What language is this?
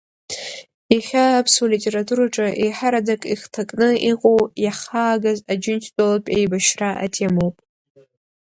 Abkhazian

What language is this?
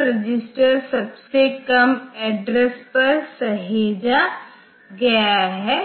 Hindi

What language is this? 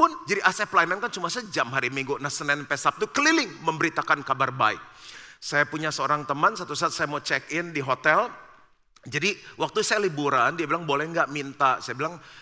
Indonesian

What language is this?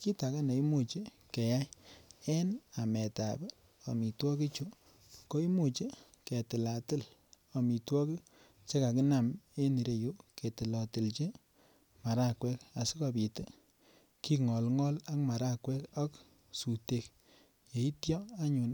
Kalenjin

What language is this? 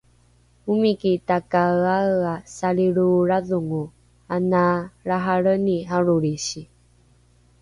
Rukai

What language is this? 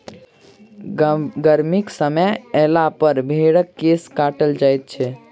Maithili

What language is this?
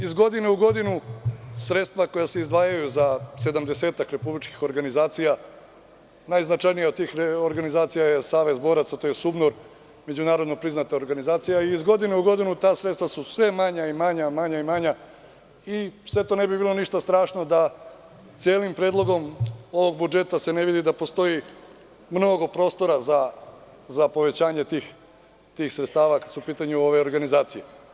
Serbian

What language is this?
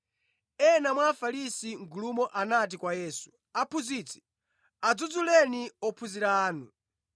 Nyanja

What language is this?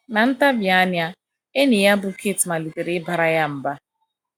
Igbo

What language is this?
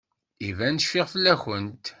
Kabyle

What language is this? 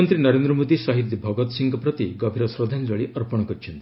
Odia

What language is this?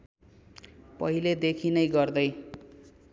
Nepali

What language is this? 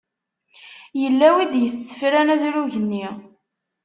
Kabyle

